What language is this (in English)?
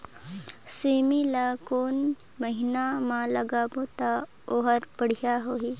Chhattisgarhi